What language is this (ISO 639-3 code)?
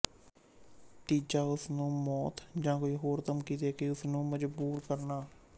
pan